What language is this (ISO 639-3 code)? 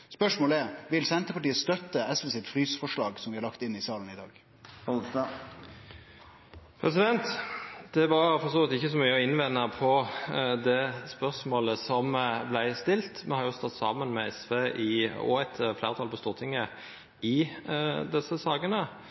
nno